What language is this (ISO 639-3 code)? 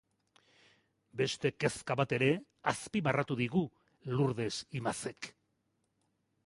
eus